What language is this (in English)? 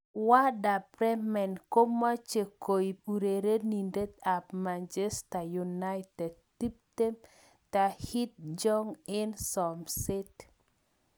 Kalenjin